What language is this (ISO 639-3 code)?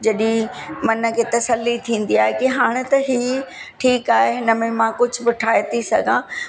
snd